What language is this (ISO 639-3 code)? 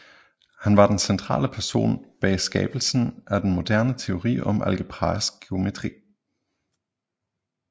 dan